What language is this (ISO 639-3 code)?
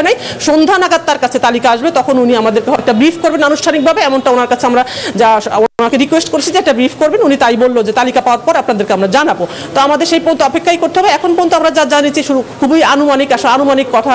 ind